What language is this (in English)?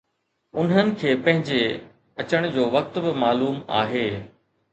Sindhi